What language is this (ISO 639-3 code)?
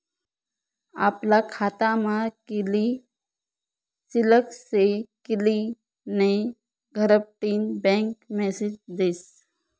mar